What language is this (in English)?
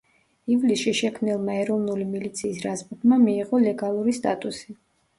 Georgian